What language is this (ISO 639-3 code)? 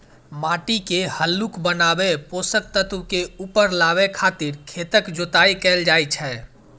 mai